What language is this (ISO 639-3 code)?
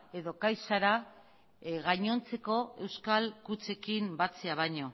eus